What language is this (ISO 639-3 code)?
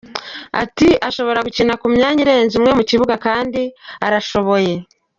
kin